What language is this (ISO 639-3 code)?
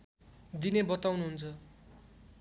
nep